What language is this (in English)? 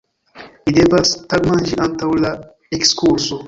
Esperanto